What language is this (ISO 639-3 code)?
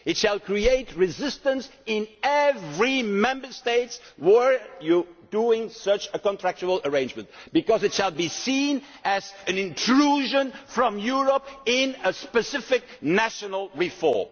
eng